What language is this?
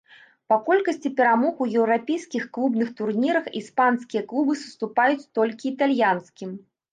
Belarusian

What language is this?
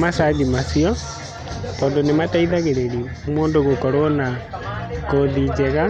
Kikuyu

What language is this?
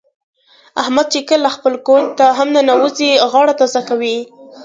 Pashto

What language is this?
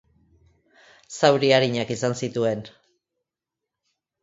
Basque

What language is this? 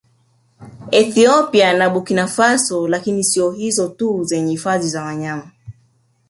Swahili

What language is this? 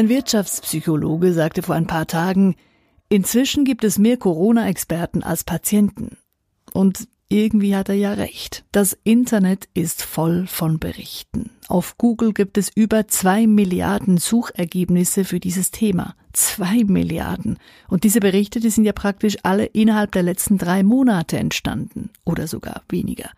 German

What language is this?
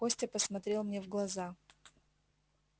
Russian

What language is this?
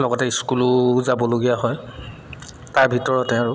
Assamese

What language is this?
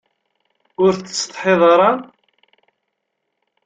Kabyle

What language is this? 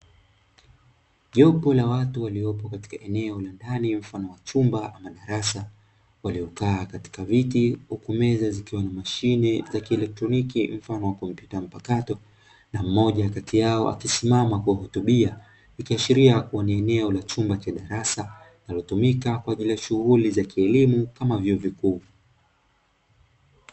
Swahili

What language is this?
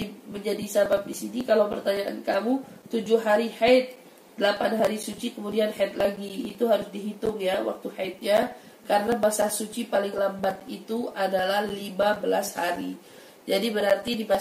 Indonesian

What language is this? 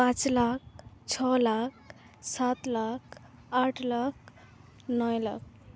Santali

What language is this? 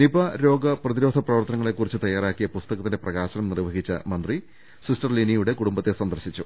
Malayalam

